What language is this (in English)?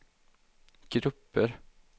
Swedish